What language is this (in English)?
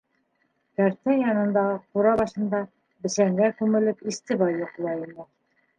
Bashkir